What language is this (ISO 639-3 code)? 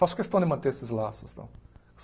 por